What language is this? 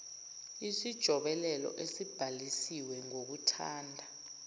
Zulu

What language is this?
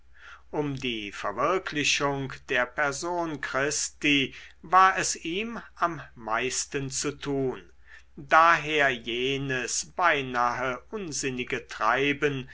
German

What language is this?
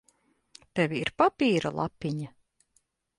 Latvian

